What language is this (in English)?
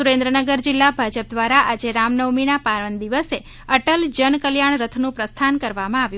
Gujarati